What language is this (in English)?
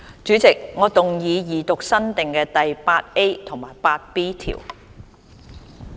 Cantonese